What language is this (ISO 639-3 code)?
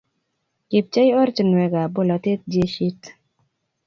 kln